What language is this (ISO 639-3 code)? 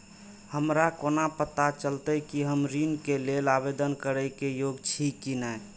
mai